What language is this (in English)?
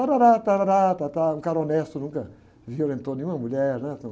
Portuguese